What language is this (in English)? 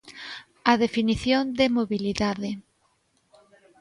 Galician